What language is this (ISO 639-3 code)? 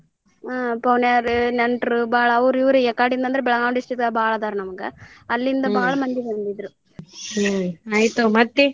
kan